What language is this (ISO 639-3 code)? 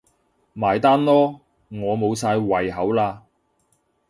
yue